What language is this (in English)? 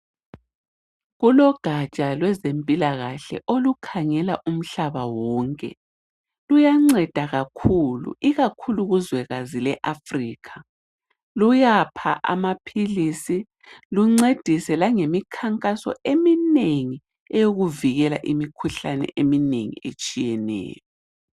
North Ndebele